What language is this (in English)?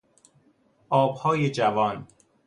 Persian